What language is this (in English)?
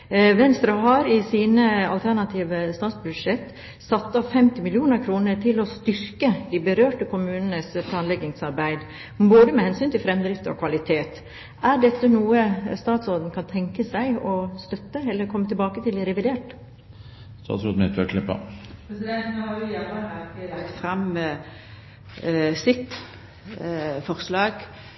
Norwegian